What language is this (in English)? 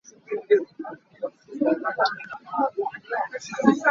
Hakha Chin